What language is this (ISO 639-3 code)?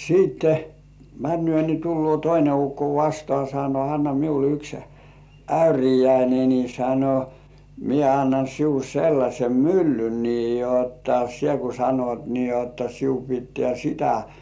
fin